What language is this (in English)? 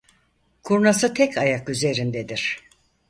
Turkish